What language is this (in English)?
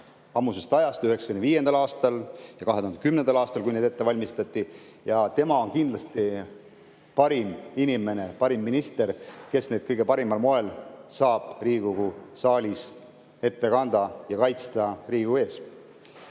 Estonian